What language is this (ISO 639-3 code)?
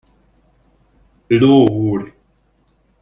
hun